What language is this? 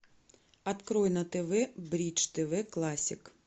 Russian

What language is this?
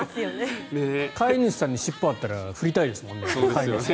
Japanese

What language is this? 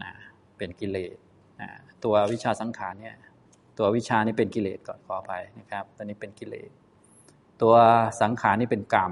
Thai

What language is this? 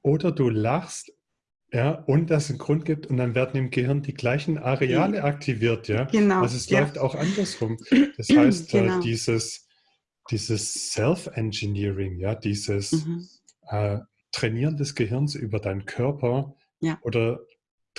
German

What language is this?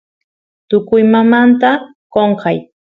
Santiago del Estero Quichua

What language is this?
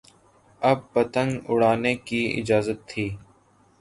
Urdu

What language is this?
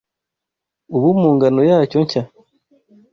Kinyarwanda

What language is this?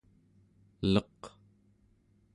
Central Yupik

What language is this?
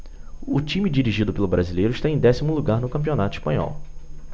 Portuguese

